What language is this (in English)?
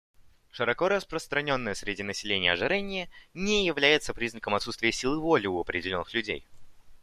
Russian